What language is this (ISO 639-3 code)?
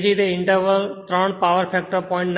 guj